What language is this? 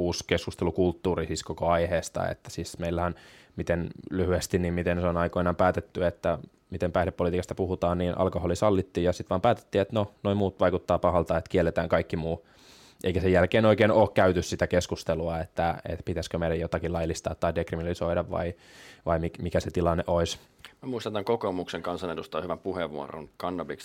Finnish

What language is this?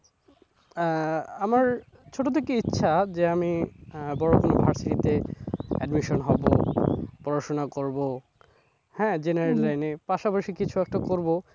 Bangla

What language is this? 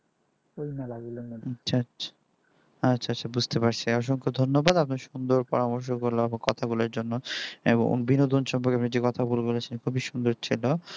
Bangla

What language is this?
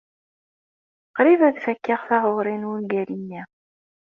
Kabyle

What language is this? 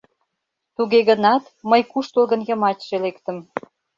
Mari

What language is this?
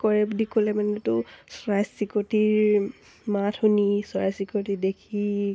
Assamese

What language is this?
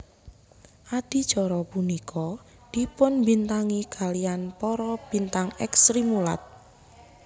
Javanese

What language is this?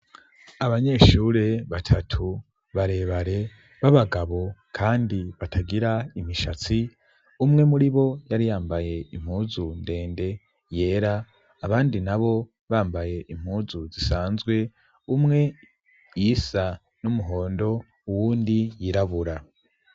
Rundi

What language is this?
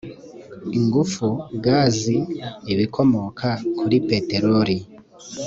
Kinyarwanda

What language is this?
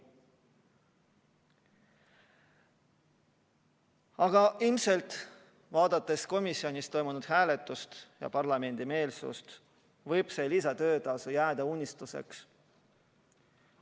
Estonian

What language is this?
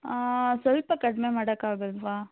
Kannada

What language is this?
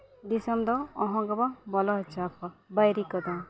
Santali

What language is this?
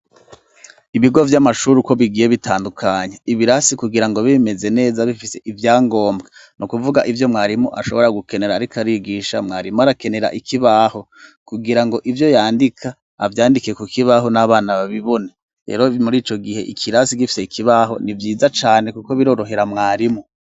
Rundi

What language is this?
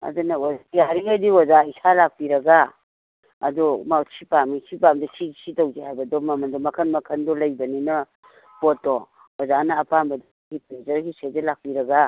Manipuri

